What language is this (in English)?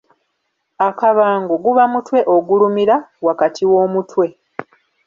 Ganda